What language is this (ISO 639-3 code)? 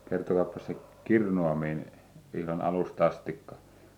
fin